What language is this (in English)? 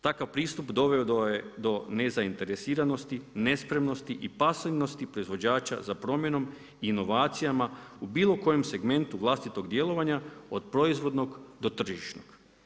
Croatian